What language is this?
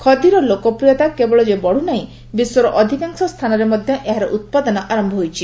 Odia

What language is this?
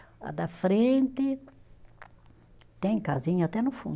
Portuguese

